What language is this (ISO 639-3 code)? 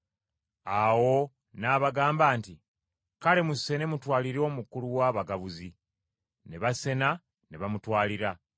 lug